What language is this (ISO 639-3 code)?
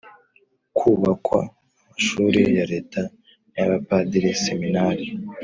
kin